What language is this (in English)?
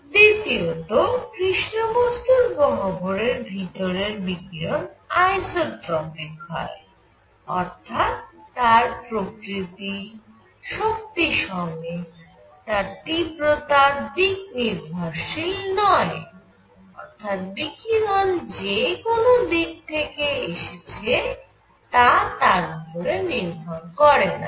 Bangla